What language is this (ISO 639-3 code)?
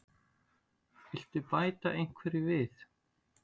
isl